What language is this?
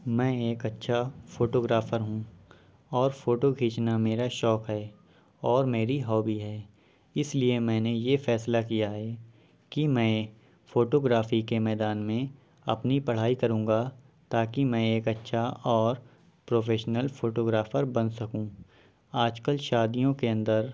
Urdu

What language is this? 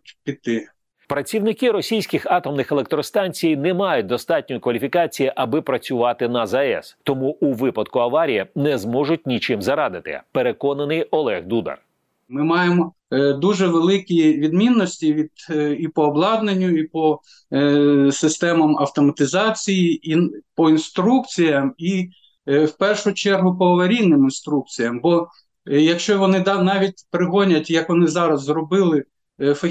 Ukrainian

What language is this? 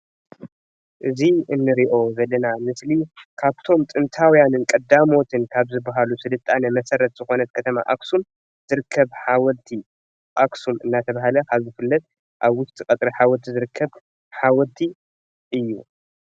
Tigrinya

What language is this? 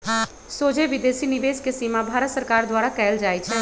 Magahi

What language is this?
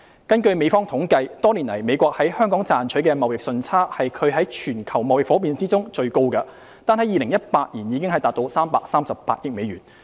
Cantonese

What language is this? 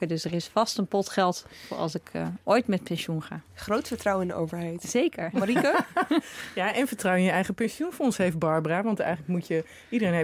Dutch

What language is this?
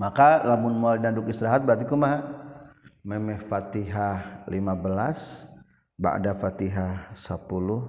Malay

